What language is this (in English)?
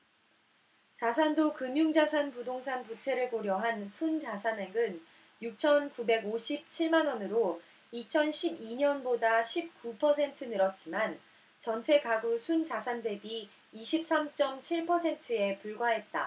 Korean